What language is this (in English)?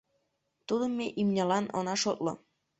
Mari